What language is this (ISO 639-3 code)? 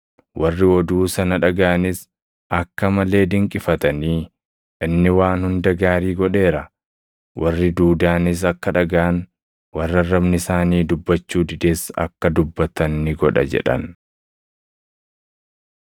orm